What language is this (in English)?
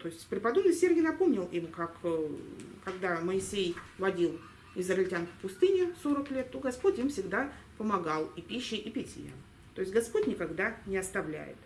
Russian